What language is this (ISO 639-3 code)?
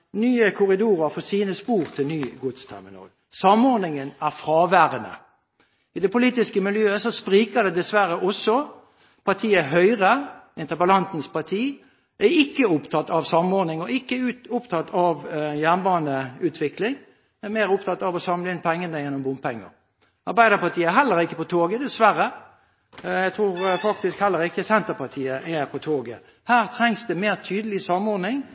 nob